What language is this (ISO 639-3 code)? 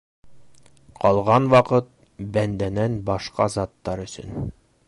bak